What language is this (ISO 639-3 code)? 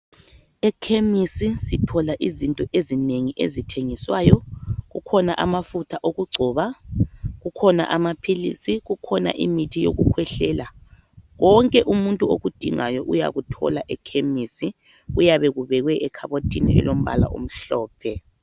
nde